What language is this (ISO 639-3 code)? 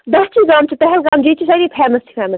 kas